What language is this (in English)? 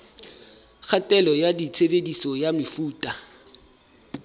Southern Sotho